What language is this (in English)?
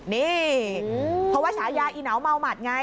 Thai